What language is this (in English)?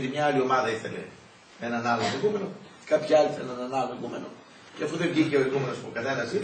Greek